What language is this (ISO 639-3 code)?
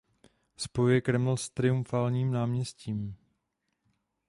ces